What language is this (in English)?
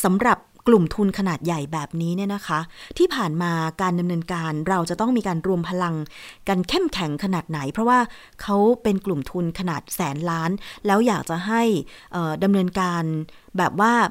Thai